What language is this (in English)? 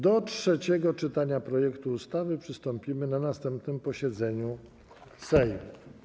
Polish